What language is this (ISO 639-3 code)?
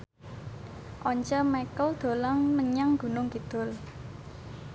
jav